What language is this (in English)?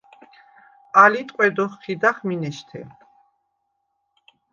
Svan